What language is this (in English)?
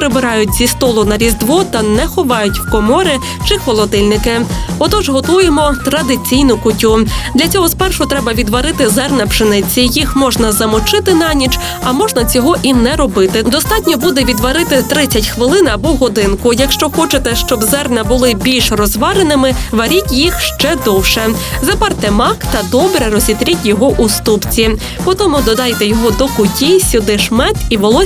Ukrainian